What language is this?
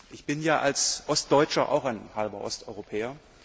German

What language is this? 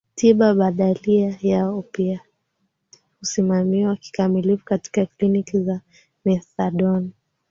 Swahili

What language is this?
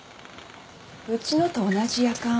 Japanese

